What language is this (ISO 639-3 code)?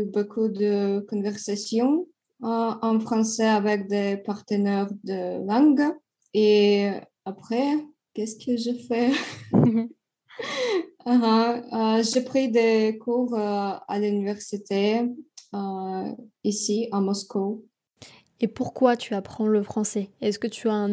fra